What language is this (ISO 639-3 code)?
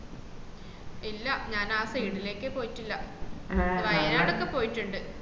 mal